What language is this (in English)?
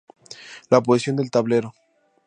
Spanish